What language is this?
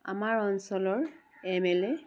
Assamese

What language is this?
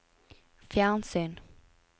Norwegian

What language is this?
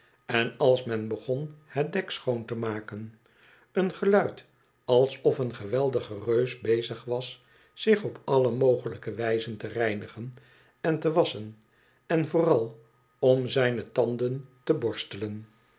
Dutch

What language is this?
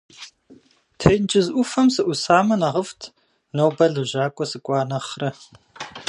Kabardian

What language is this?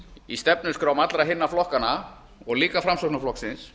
Icelandic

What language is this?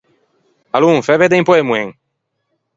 Ligurian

